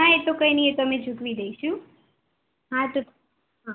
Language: Gujarati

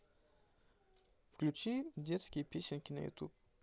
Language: Russian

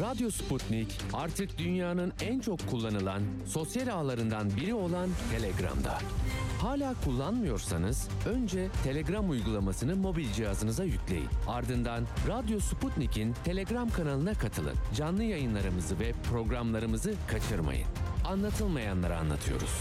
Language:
Turkish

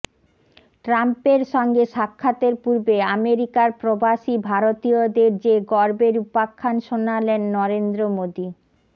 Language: Bangla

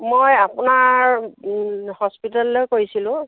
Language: Assamese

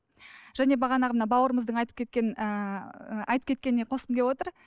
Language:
Kazakh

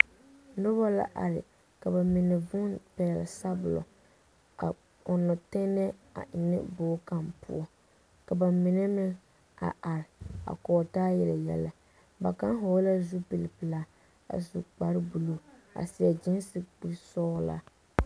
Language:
Southern Dagaare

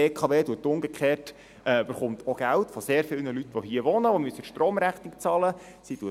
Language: Swiss German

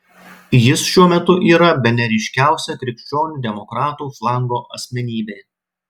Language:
Lithuanian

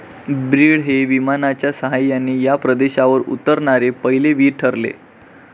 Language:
Marathi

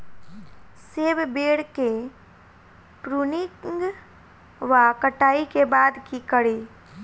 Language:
Maithili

